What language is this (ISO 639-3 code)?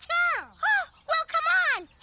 eng